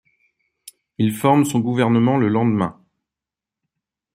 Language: French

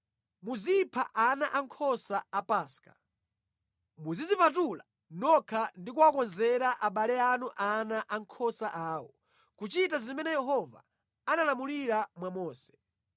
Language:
Nyanja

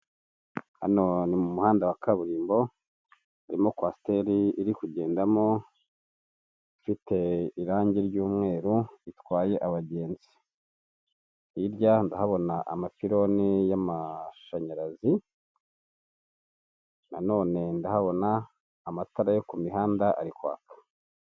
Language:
Kinyarwanda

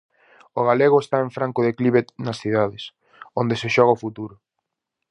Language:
Galician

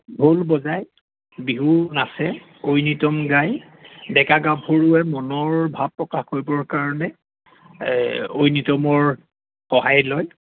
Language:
Assamese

